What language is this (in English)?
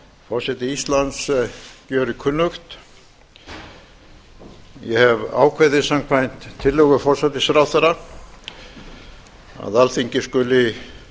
Icelandic